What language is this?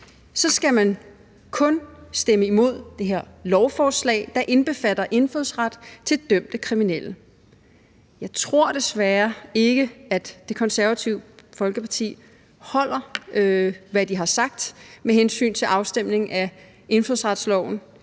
Danish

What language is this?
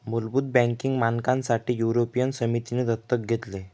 Marathi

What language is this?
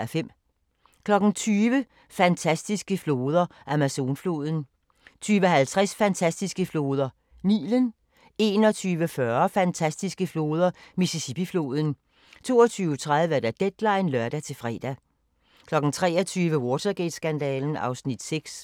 Danish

